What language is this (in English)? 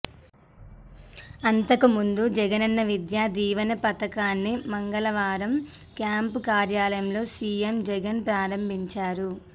Telugu